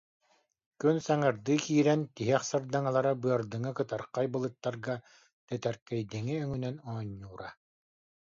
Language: Yakut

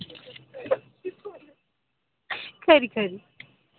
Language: Dogri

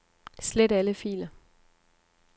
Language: Danish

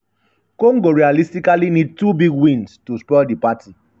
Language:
Nigerian Pidgin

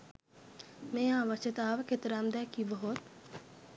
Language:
Sinhala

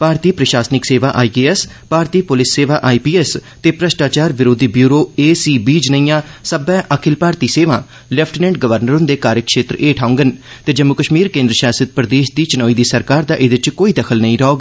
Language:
Dogri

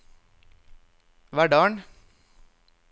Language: Norwegian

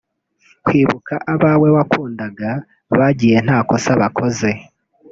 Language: Kinyarwanda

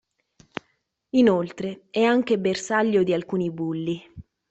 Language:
Italian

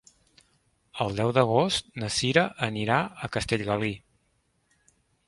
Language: Catalan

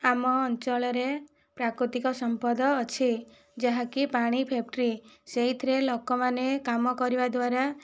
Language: Odia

